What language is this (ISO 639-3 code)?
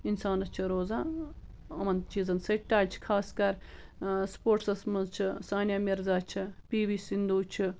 kas